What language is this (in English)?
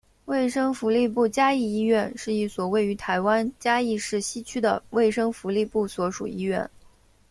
Chinese